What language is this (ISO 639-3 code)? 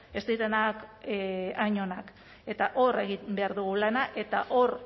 eus